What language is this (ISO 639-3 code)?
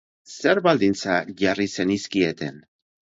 eus